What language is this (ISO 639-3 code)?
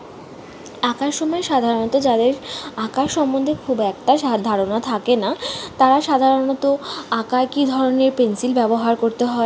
ben